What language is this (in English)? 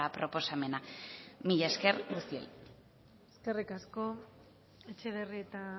Basque